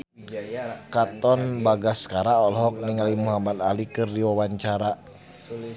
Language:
Sundanese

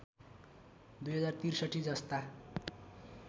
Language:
Nepali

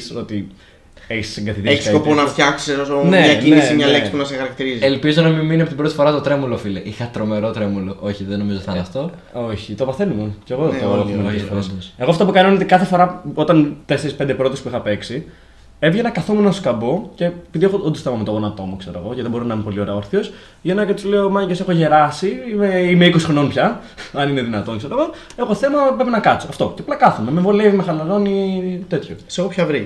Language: Greek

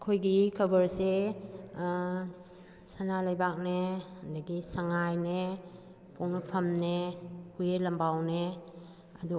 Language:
Manipuri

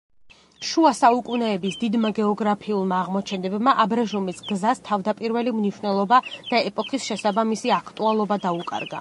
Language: Georgian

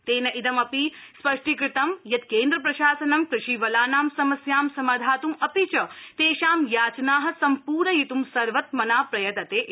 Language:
Sanskrit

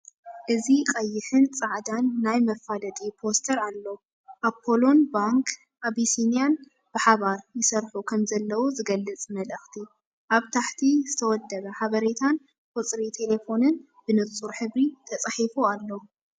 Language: Tigrinya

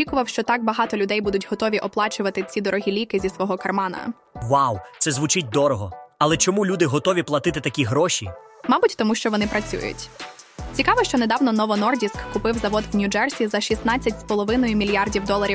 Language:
Ukrainian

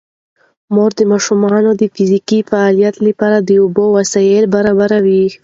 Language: Pashto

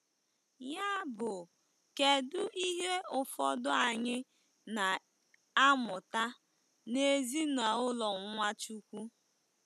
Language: Igbo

